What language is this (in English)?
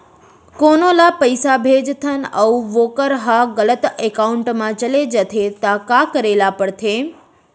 Chhattisgarhi